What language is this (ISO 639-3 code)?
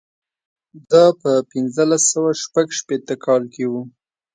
pus